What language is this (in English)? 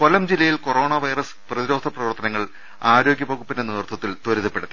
Malayalam